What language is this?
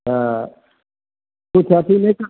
Maithili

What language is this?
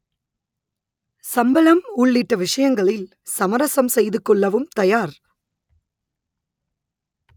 Tamil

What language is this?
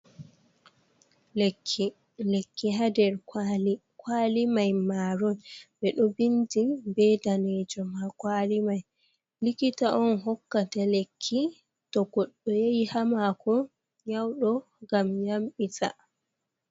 Fula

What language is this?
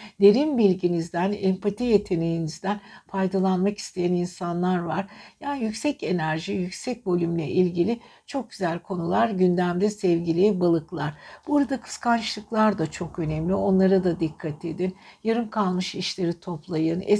Turkish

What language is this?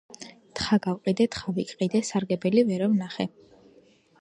Georgian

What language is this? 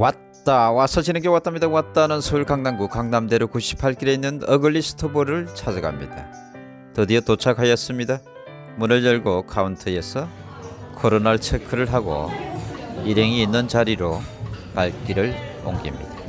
Korean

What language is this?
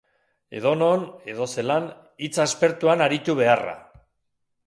Basque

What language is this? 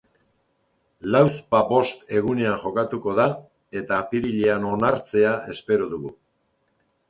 Basque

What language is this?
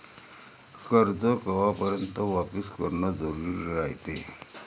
Marathi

